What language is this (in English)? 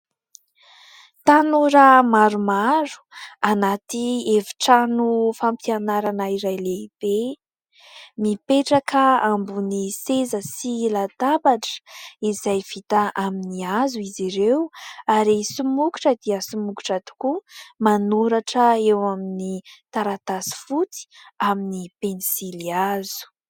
Malagasy